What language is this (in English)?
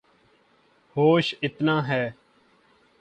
Urdu